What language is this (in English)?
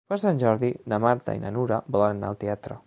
Catalan